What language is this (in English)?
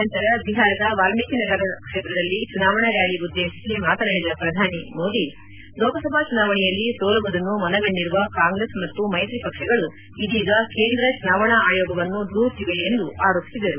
Kannada